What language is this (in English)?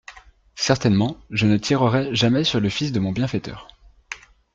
French